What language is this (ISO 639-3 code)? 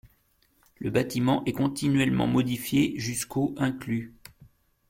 fra